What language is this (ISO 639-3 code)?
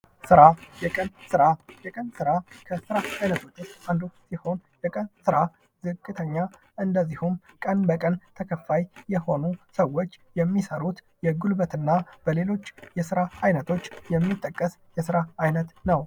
amh